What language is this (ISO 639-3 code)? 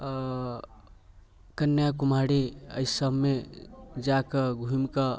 mai